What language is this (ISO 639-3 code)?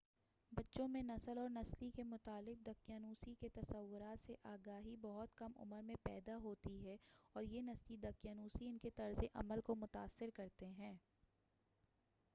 urd